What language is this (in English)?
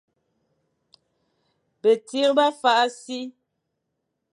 Fang